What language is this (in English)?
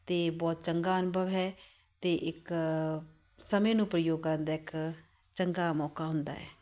Punjabi